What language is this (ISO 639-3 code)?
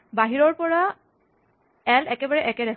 asm